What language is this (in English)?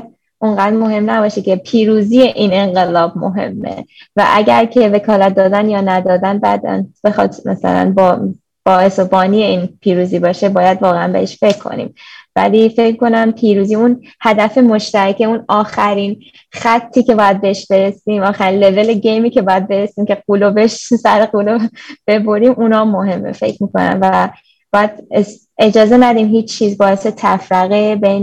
Persian